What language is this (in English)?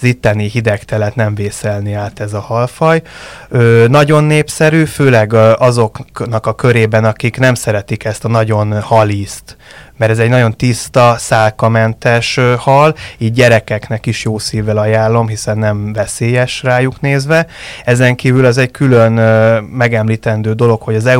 Hungarian